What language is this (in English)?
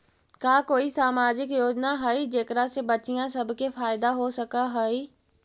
Magahi